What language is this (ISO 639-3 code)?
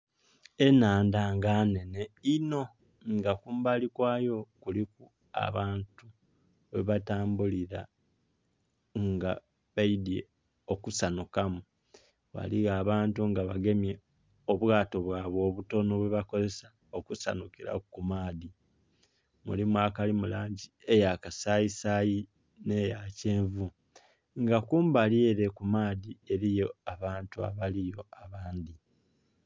xog